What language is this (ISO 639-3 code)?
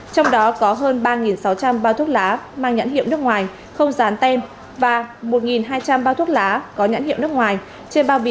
vie